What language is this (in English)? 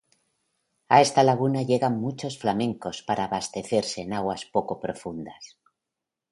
Spanish